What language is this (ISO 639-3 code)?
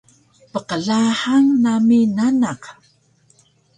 trv